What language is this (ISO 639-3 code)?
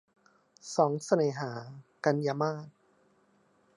tha